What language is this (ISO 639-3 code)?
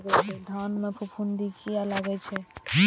mai